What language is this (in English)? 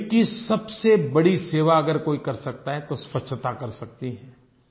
Hindi